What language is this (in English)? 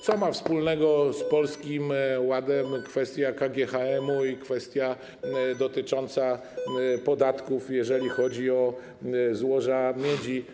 Polish